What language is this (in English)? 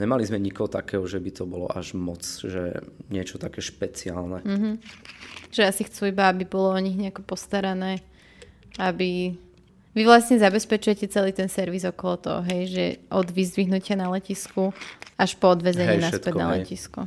Slovak